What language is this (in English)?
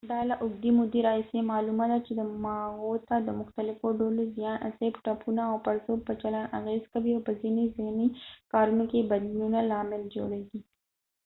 Pashto